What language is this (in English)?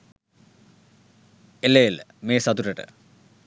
Sinhala